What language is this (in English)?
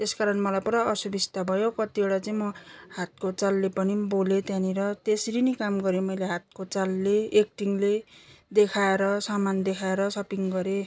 Nepali